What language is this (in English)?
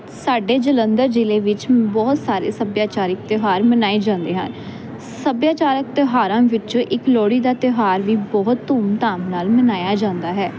Punjabi